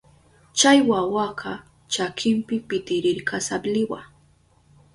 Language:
Southern Pastaza Quechua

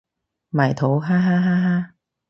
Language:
Cantonese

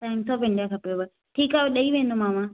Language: Sindhi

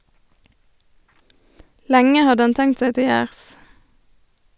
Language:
Norwegian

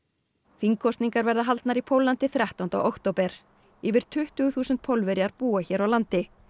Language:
Icelandic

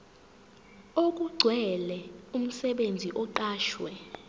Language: Zulu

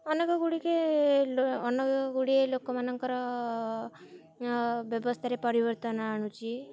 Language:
Odia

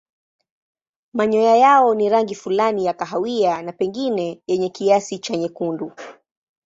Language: Swahili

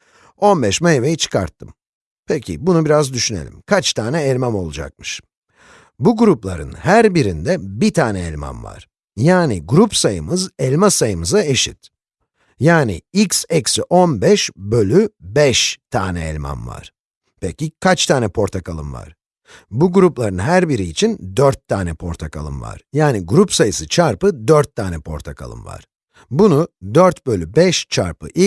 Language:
Turkish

